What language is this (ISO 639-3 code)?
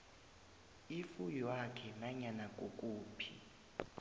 nbl